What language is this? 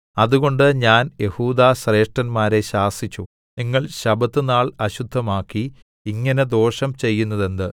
Malayalam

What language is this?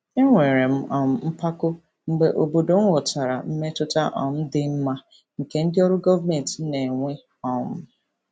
Igbo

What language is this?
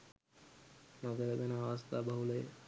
Sinhala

